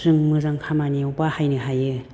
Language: Bodo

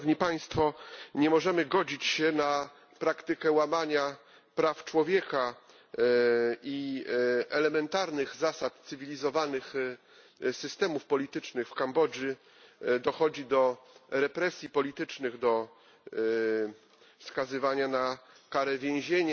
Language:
Polish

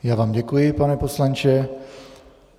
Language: Czech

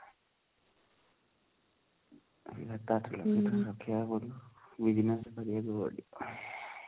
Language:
Odia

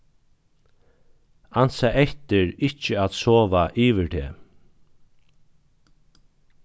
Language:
Faroese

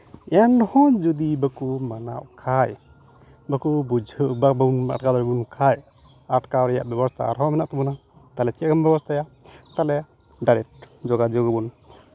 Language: Santali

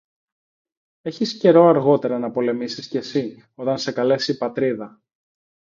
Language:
Greek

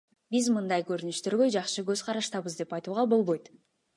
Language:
Kyrgyz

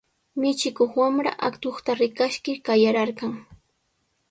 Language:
Sihuas Ancash Quechua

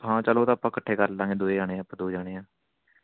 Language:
Punjabi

